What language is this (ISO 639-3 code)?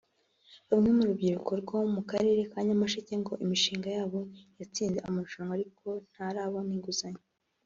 kin